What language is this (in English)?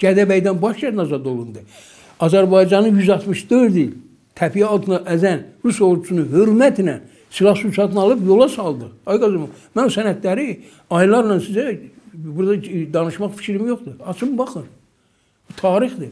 Turkish